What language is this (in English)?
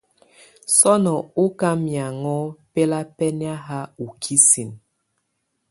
Tunen